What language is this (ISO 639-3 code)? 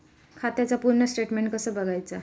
mar